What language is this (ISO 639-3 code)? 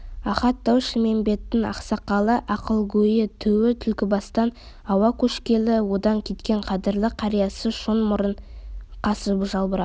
kaz